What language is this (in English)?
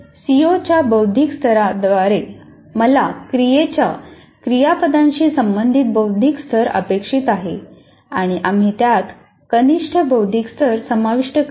Marathi